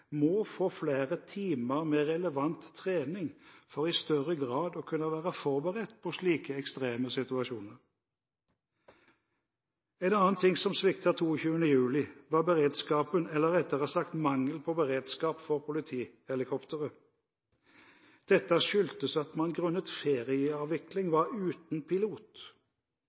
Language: Norwegian Bokmål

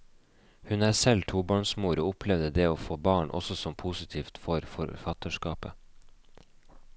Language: Norwegian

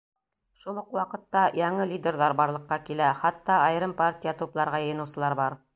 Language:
Bashkir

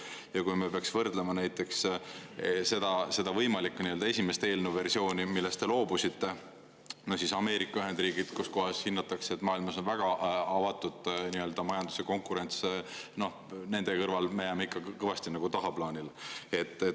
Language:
Estonian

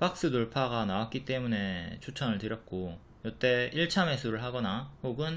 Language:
Korean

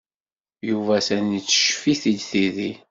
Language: Kabyle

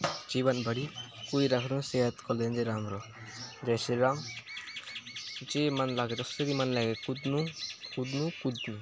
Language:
Nepali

